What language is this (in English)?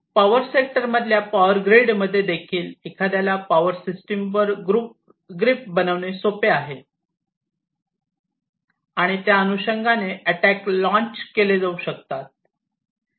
Marathi